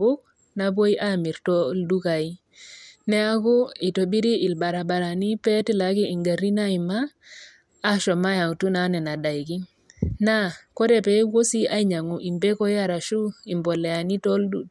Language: Masai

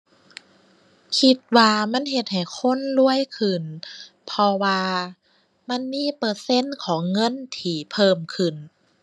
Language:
Thai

